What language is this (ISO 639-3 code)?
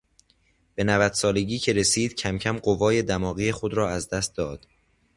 fas